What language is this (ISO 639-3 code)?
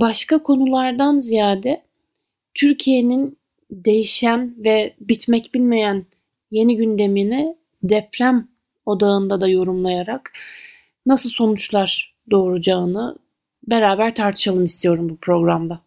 tur